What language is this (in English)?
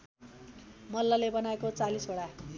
Nepali